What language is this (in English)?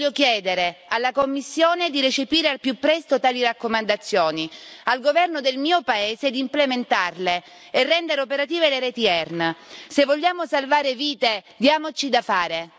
Italian